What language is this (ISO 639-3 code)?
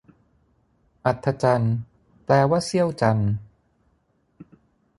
tha